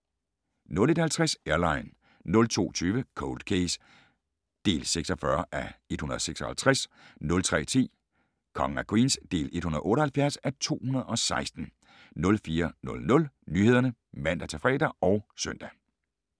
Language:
Danish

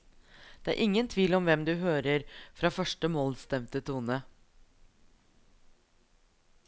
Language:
Norwegian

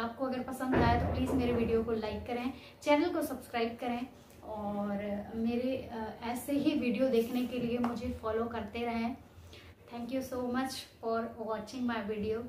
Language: Hindi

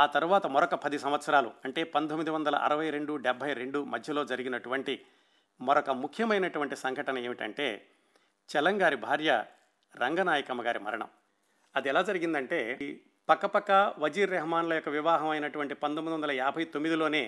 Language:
Telugu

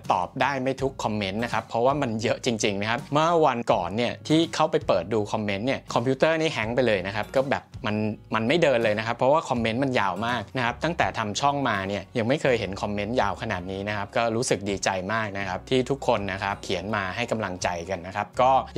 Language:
Thai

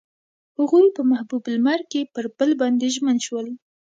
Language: Pashto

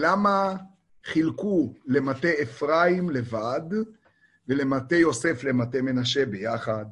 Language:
Hebrew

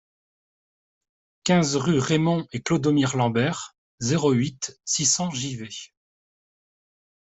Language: French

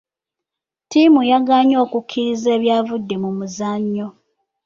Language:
Ganda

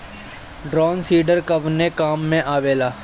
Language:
Bhojpuri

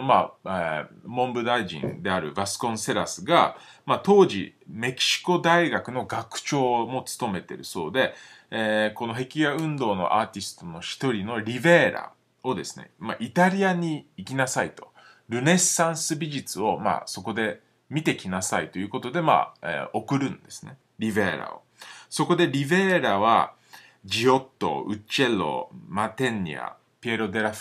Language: Japanese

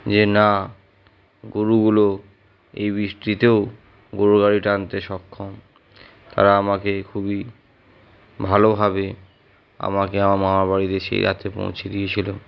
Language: Bangla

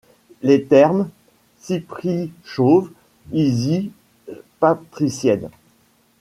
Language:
French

